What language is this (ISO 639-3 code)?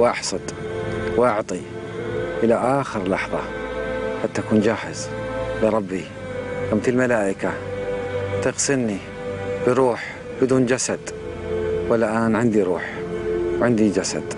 ara